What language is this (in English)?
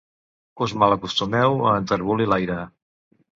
Catalan